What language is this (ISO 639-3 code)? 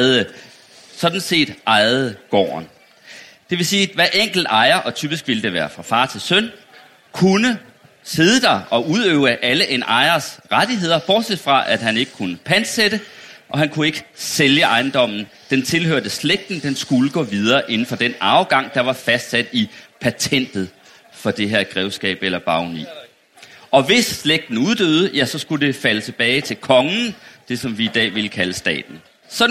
dan